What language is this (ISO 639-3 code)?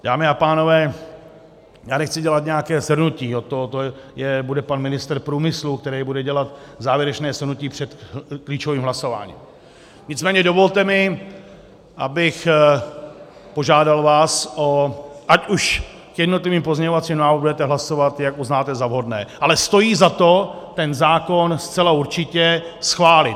ces